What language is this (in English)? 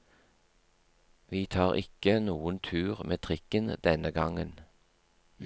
Norwegian